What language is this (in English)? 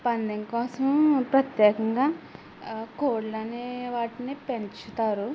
Telugu